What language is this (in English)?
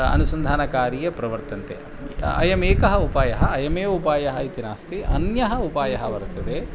Sanskrit